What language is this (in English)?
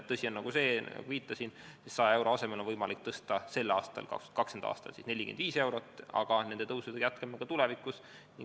Estonian